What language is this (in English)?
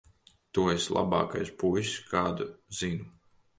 Latvian